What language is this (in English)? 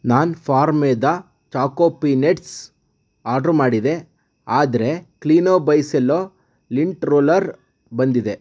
Kannada